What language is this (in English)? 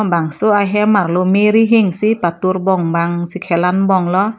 Karbi